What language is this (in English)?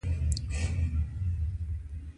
Pashto